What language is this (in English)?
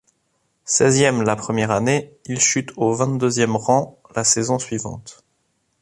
French